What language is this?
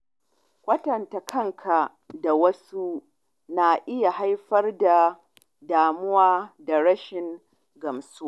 Hausa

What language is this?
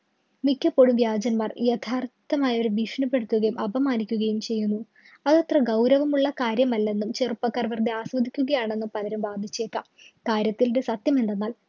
Malayalam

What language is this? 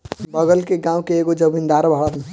Bhojpuri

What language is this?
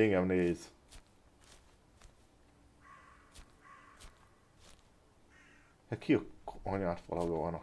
Hungarian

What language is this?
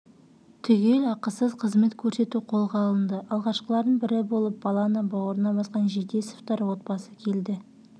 Kazakh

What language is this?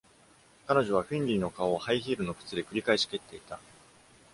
Japanese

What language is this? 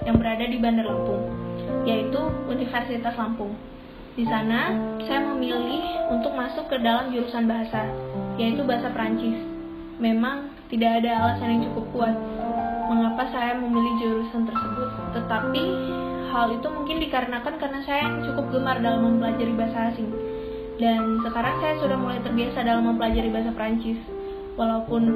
Indonesian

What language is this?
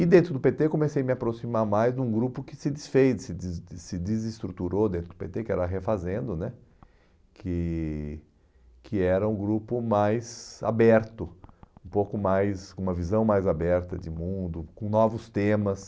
Portuguese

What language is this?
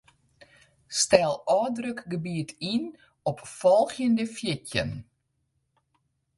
Western Frisian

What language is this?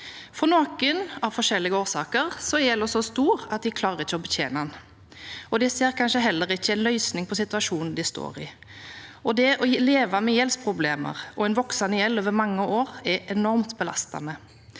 Norwegian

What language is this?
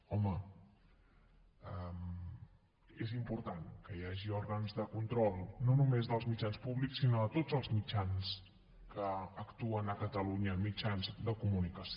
Catalan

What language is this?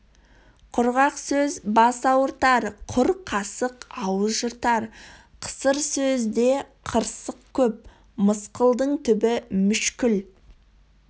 Kazakh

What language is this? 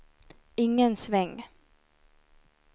Swedish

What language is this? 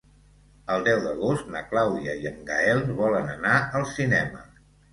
Catalan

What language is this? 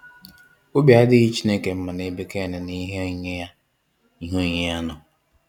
Igbo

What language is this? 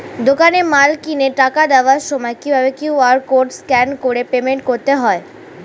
Bangla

